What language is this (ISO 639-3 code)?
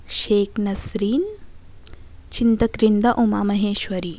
tel